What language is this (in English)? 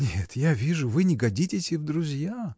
Russian